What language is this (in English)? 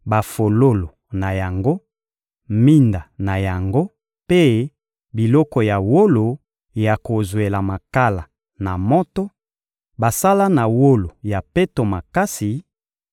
Lingala